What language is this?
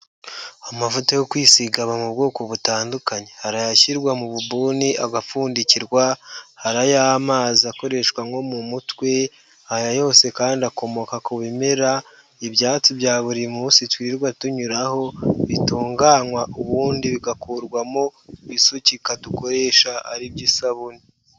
Kinyarwanda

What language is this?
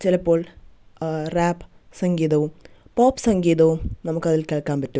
Malayalam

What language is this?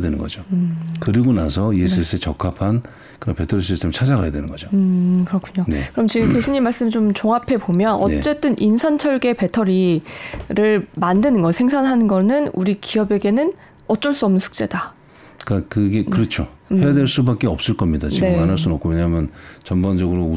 Korean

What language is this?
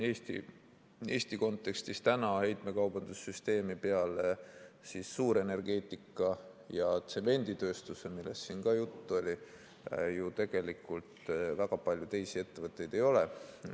Estonian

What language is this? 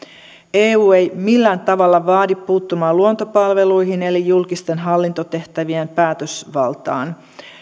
Finnish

